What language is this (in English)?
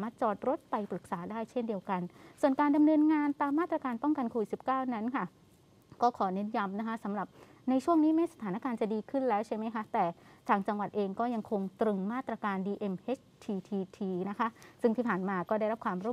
Thai